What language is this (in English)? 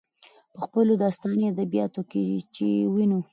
Pashto